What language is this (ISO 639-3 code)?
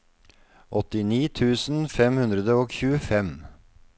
nor